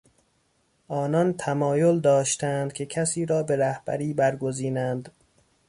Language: Persian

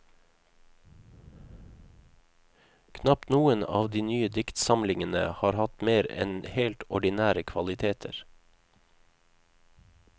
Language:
Norwegian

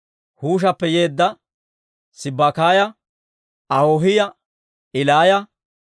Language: Dawro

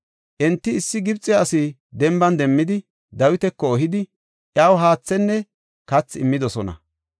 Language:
Gofa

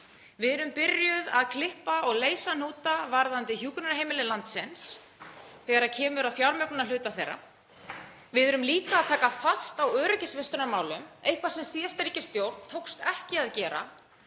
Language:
Icelandic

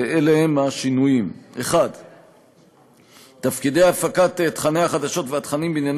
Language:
Hebrew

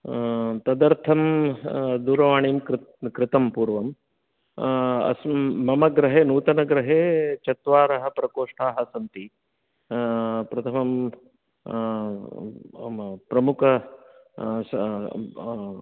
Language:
Sanskrit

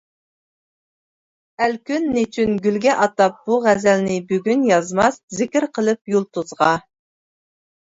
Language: Uyghur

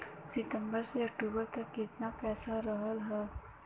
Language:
Bhojpuri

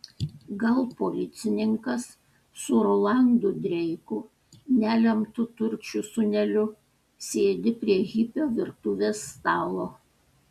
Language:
Lithuanian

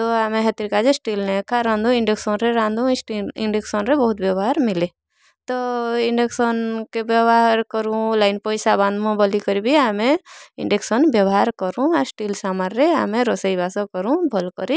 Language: Odia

